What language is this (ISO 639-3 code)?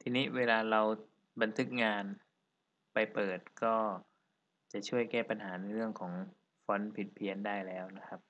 tha